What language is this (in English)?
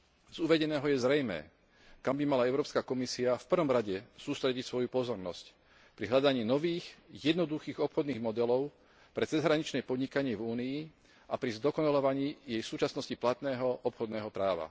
Slovak